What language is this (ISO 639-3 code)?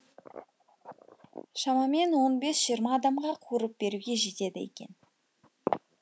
kaz